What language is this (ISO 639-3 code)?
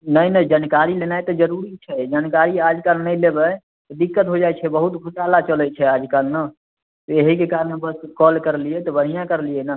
mai